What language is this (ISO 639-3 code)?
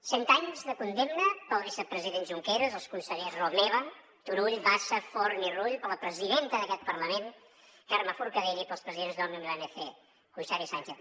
cat